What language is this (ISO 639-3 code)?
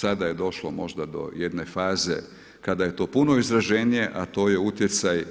hrv